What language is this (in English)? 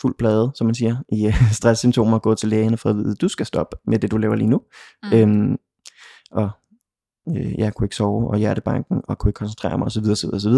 Danish